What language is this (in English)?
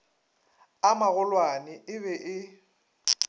Northern Sotho